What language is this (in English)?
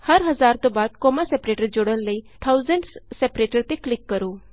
Punjabi